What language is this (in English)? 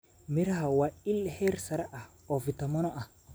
Somali